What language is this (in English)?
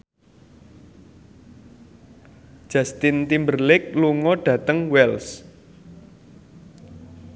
Javanese